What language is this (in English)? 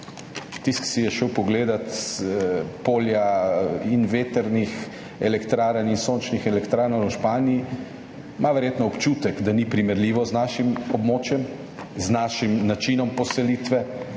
Slovenian